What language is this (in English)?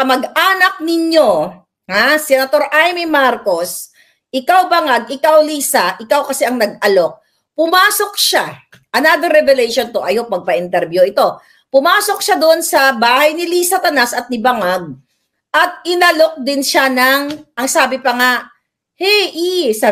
Filipino